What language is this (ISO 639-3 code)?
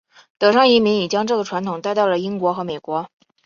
zho